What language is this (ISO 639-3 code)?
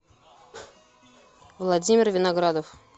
rus